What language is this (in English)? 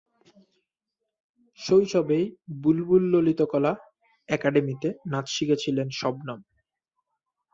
Bangla